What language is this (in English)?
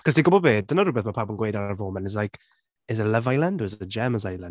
Welsh